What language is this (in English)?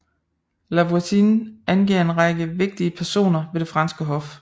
Danish